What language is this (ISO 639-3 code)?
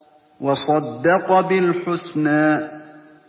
ara